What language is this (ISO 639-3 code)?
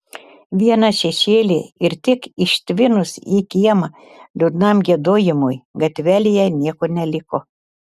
lit